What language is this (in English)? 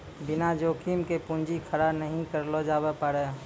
Maithili